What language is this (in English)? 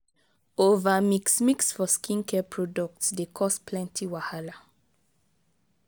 Nigerian Pidgin